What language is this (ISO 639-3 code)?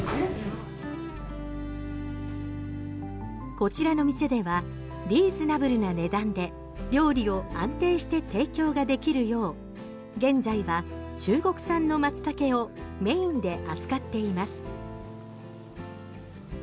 jpn